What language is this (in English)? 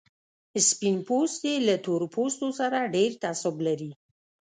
Pashto